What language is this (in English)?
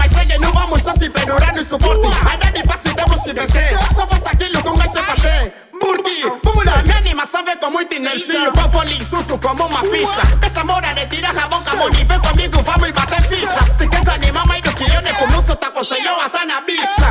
Portuguese